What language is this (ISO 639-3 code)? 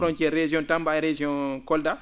ful